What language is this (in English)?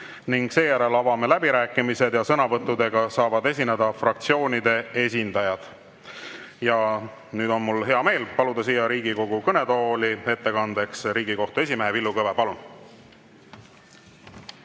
Estonian